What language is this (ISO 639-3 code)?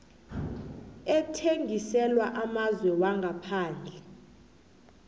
nbl